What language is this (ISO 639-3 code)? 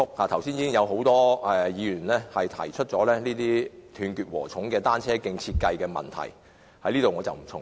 yue